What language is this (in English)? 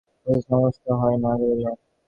Bangla